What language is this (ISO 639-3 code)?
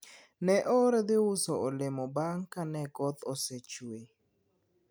luo